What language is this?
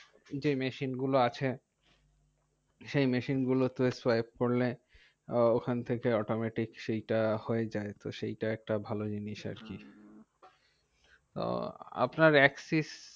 Bangla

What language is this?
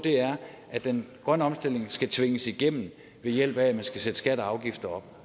Danish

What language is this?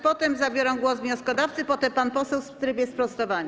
Polish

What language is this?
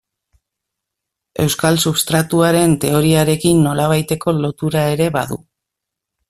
Basque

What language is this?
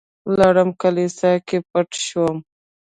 Pashto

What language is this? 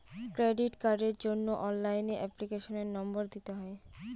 Bangla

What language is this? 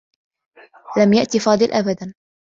Arabic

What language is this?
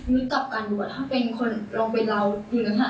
Thai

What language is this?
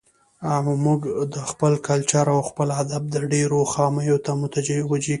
Pashto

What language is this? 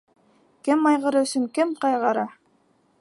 Bashkir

